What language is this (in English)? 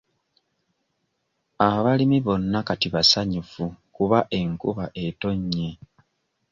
Ganda